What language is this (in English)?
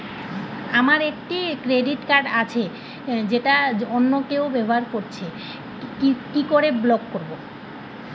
Bangla